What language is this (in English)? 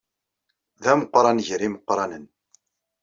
Kabyle